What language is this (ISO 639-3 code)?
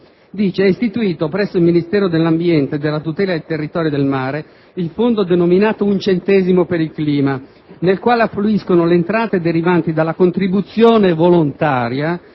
ita